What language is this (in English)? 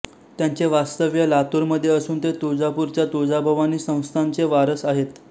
Marathi